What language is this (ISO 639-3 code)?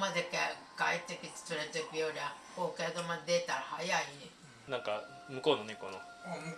jpn